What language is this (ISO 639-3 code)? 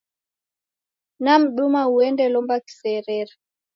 dav